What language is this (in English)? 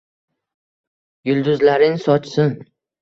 Uzbek